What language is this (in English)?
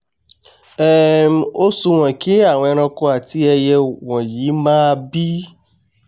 Yoruba